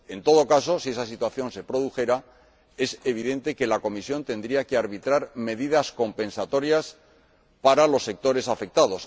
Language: Spanish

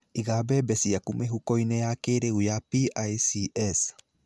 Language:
Kikuyu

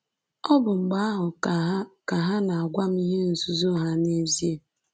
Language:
Igbo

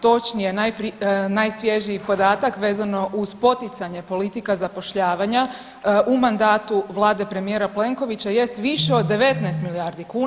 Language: Croatian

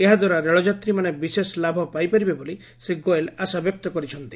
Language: Odia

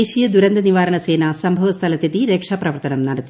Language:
Malayalam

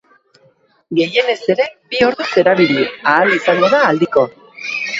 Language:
Basque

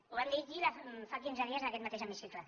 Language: Catalan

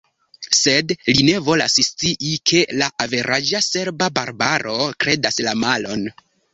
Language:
Esperanto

